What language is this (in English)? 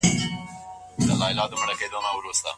Pashto